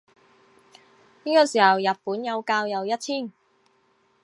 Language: Chinese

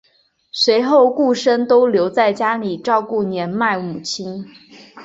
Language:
Chinese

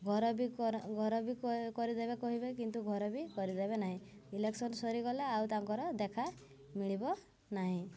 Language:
Odia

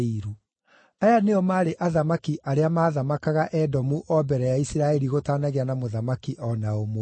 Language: Kikuyu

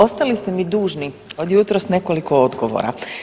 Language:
Croatian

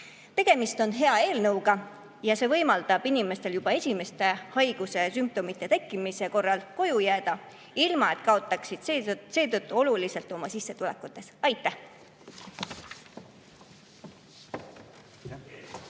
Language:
Estonian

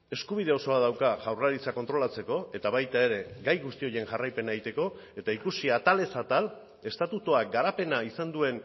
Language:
Basque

